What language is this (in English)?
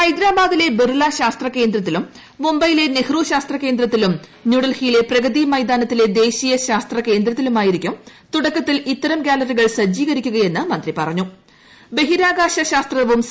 Malayalam